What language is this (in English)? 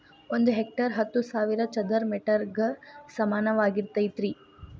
Kannada